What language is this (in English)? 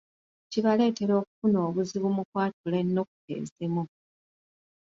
Ganda